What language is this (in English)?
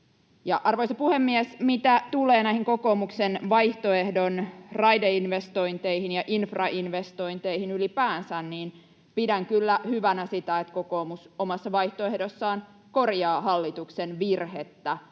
Finnish